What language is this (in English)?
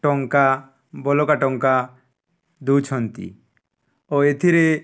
Odia